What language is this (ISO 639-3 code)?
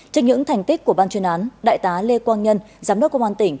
vie